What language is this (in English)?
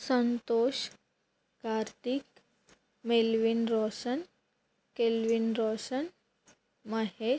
Telugu